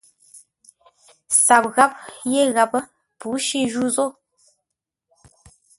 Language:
Ngombale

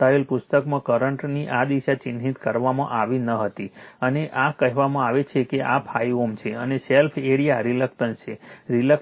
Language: Gujarati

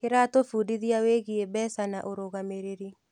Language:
Kikuyu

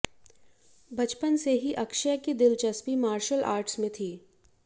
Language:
Hindi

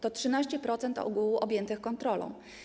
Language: Polish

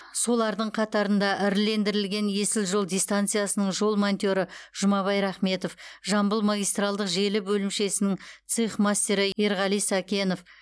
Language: Kazakh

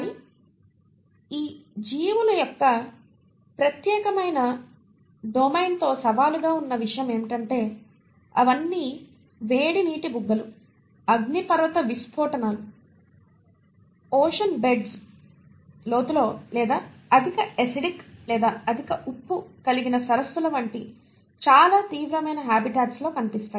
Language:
Telugu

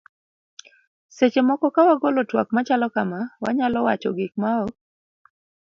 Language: Luo (Kenya and Tanzania)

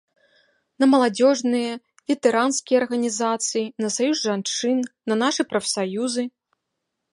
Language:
Belarusian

